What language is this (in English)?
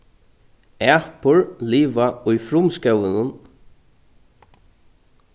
Faroese